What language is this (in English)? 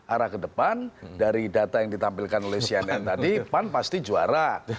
Indonesian